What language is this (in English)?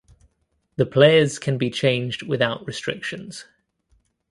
English